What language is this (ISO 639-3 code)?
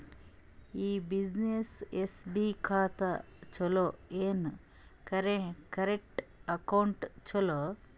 kan